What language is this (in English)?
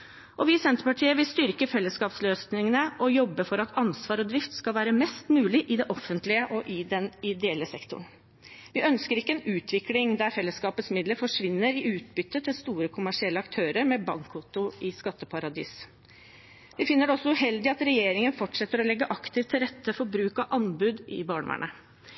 Norwegian Bokmål